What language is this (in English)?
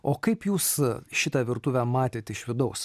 Lithuanian